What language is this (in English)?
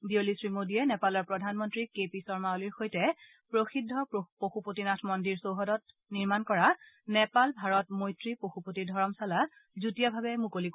Assamese